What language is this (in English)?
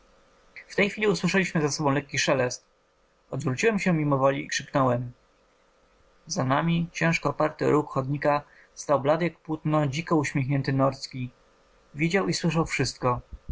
Polish